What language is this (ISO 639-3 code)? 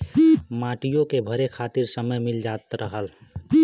bho